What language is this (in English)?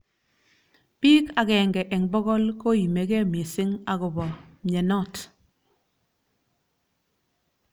Kalenjin